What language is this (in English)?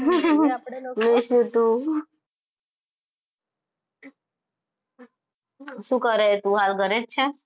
Gujarati